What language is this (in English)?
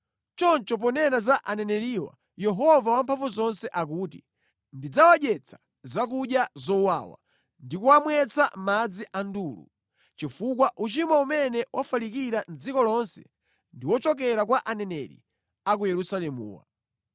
Nyanja